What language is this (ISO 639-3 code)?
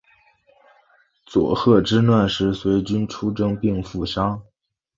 zho